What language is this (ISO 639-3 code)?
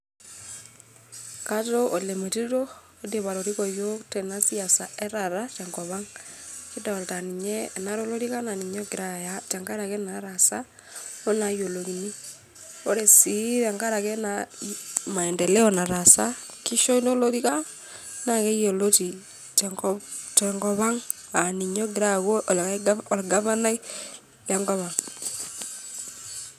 mas